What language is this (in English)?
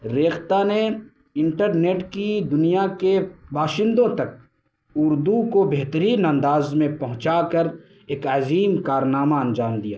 Urdu